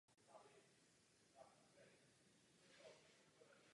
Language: Czech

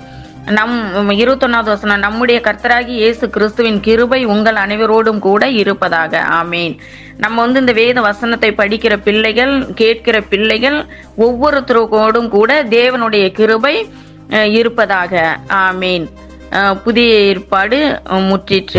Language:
Tamil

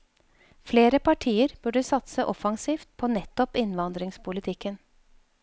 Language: Norwegian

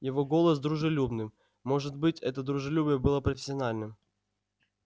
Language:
Russian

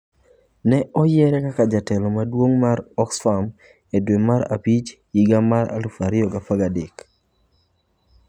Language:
Luo (Kenya and Tanzania)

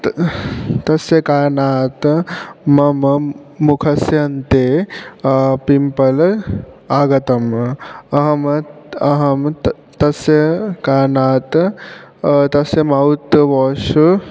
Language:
Sanskrit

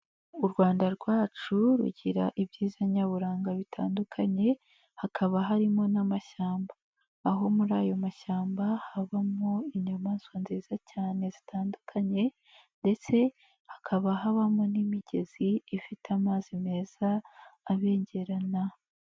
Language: Kinyarwanda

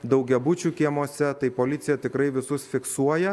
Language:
Lithuanian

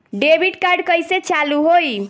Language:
Bhojpuri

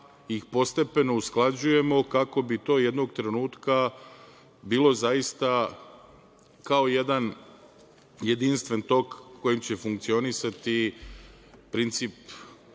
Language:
Serbian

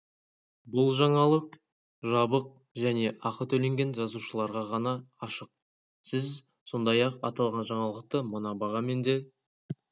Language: Kazakh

